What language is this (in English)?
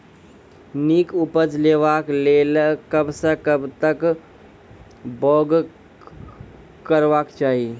Maithili